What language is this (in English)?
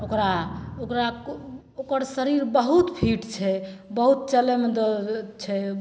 Maithili